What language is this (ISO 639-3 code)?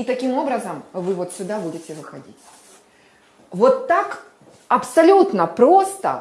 rus